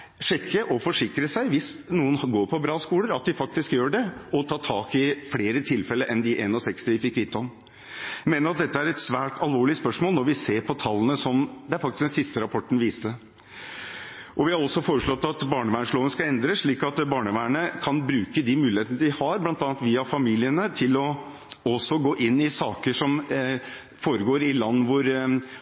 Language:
Norwegian Bokmål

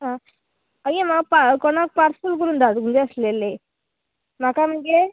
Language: Konkani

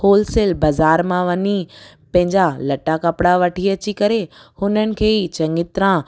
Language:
Sindhi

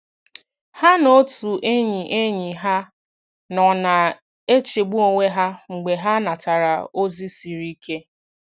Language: Igbo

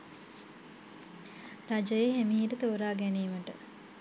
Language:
Sinhala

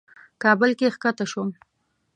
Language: Pashto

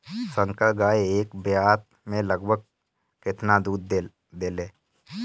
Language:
Bhojpuri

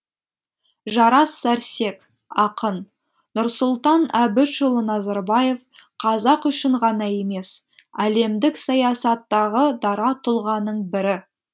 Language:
Kazakh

